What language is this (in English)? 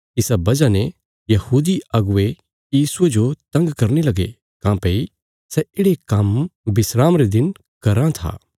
Bilaspuri